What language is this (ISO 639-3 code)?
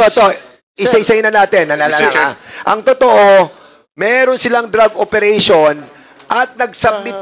fil